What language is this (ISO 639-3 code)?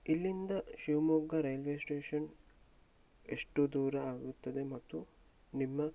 kan